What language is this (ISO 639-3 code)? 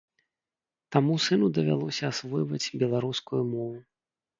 bel